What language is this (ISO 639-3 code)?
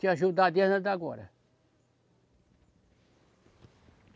por